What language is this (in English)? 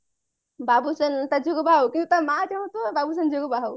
Odia